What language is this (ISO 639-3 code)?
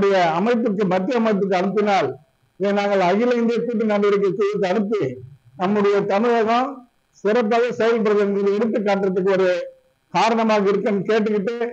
eng